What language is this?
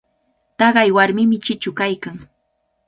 Cajatambo North Lima Quechua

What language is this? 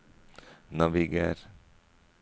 Norwegian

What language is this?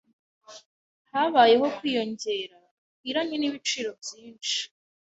Kinyarwanda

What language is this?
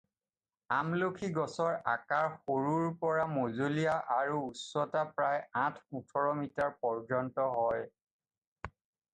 Assamese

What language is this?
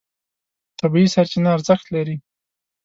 Pashto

